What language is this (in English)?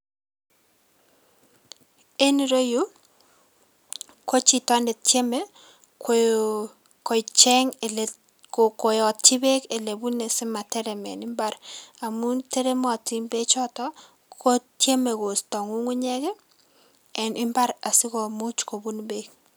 Kalenjin